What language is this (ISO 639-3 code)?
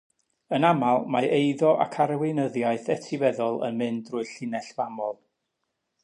cym